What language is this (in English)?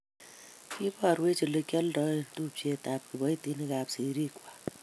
Kalenjin